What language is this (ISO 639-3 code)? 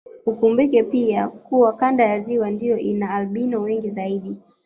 swa